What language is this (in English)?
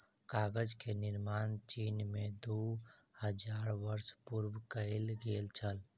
Maithili